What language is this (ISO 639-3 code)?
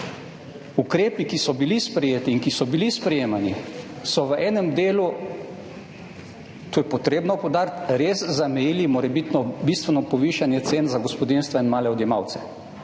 slv